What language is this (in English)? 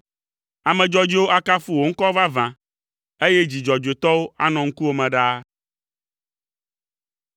Ewe